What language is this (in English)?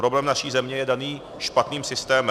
Czech